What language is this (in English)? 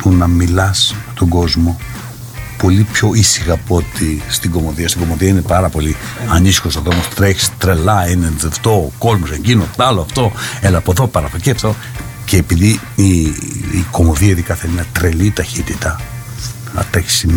Greek